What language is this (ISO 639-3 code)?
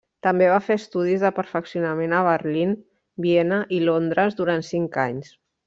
cat